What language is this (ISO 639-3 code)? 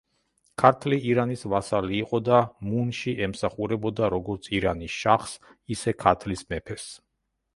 kat